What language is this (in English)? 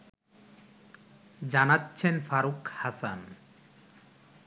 Bangla